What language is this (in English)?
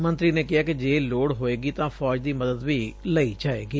Punjabi